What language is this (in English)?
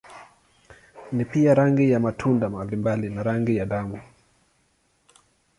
Swahili